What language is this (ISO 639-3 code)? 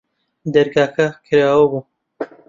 ckb